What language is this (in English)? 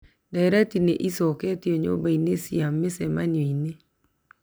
Kikuyu